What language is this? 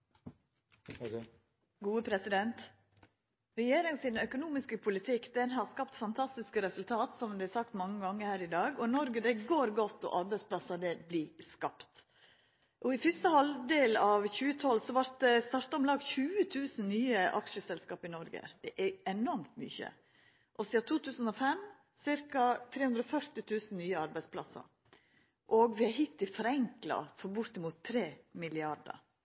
Norwegian Nynorsk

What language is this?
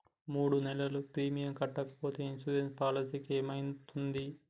Telugu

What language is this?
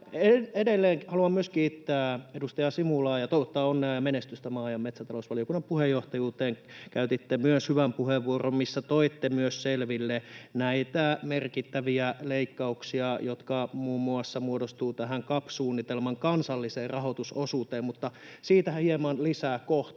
Finnish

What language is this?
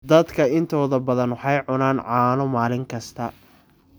Somali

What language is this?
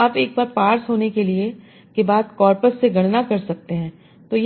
Hindi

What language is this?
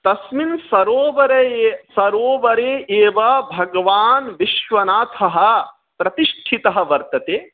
Sanskrit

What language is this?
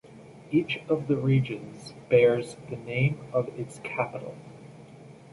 English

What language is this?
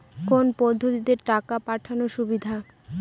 Bangla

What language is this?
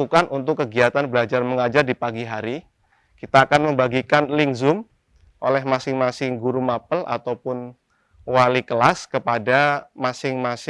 Indonesian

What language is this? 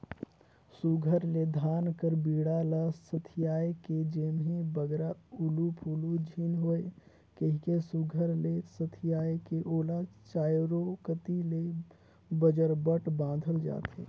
Chhattisgarhi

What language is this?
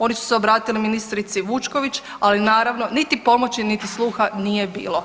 Croatian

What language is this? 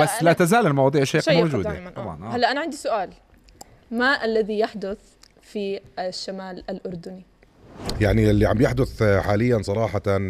Arabic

